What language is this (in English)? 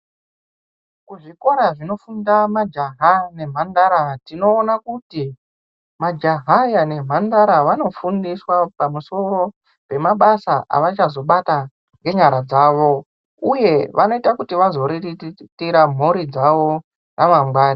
Ndau